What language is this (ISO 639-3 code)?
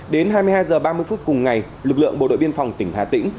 vie